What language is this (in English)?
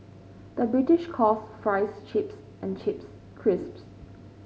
English